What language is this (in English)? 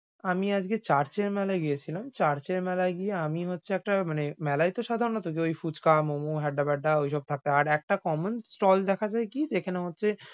Bangla